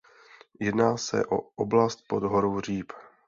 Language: Czech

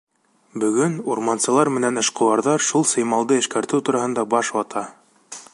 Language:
Bashkir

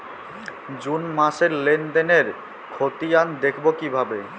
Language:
Bangla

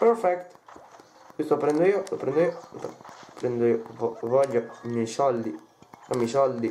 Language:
Italian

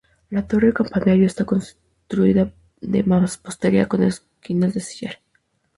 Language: Spanish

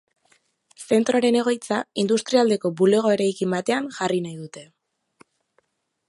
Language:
Basque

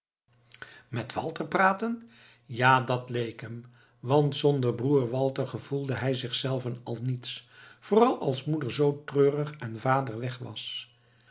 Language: Dutch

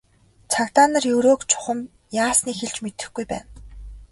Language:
Mongolian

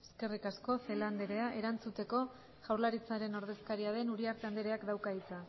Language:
Basque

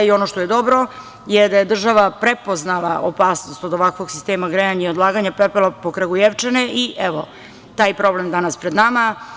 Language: Serbian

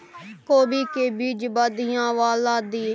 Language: Maithili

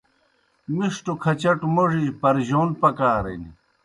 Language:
Kohistani Shina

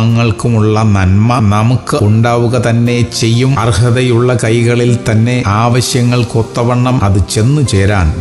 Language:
Malayalam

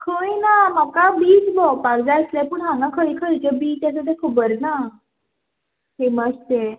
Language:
Konkani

